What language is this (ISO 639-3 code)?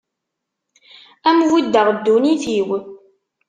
kab